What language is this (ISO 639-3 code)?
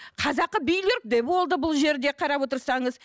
kaz